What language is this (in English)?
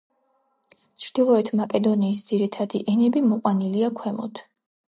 Georgian